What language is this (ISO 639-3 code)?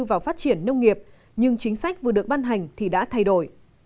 vie